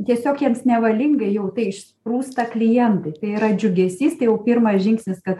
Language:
Lithuanian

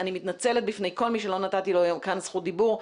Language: Hebrew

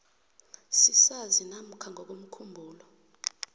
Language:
South Ndebele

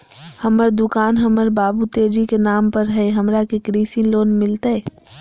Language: Magahi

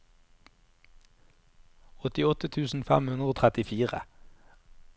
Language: Norwegian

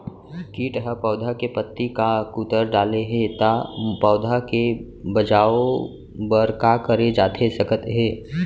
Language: Chhattisgarhi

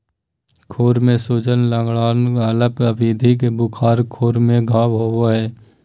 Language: Magahi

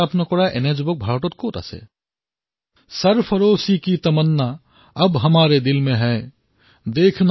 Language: Assamese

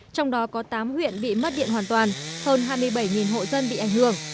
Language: Vietnamese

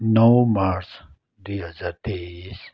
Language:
Nepali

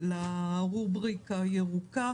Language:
Hebrew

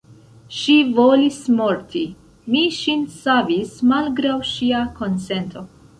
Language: Esperanto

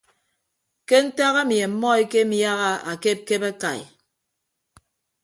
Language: Ibibio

